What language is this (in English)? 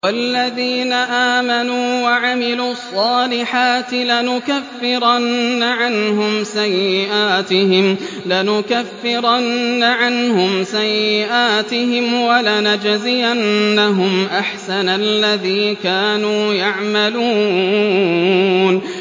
Arabic